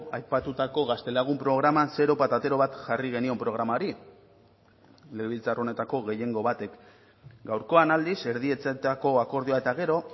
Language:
Basque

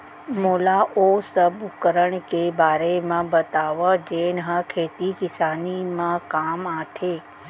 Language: Chhattisgarhi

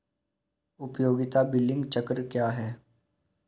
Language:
Hindi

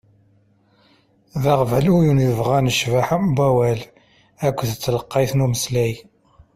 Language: Kabyle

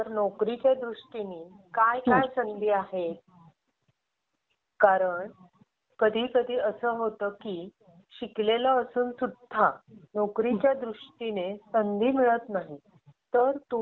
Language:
Marathi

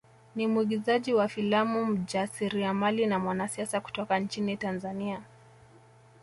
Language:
Swahili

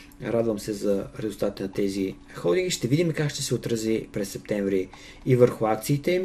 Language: Bulgarian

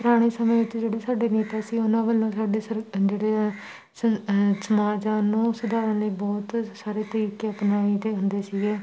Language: Punjabi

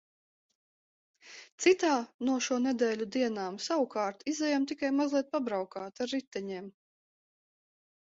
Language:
Latvian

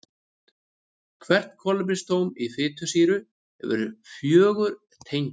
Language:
Icelandic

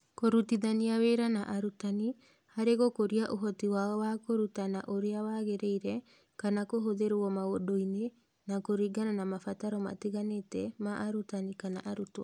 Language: Kikuyu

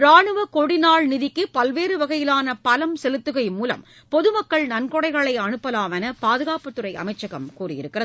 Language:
Tamil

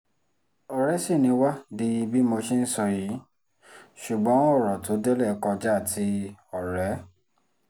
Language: Yoruba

